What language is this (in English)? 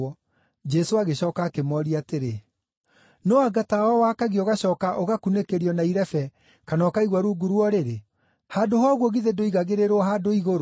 Kikuyu